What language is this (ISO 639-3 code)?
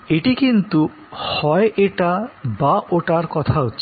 ben